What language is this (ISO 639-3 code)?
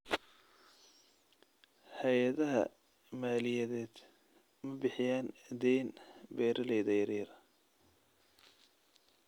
som